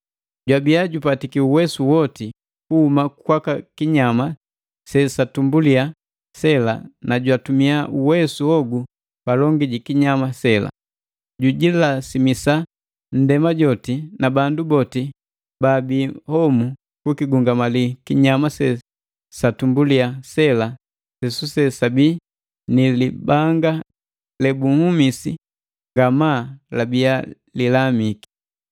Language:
Matengo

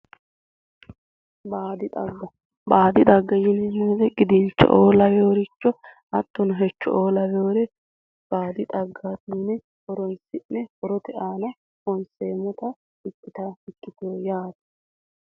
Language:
Sidamo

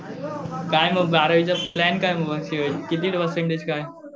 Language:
Marathi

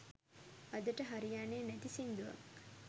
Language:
Sinhala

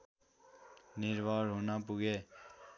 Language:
Nepali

